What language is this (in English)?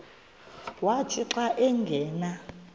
Xhosa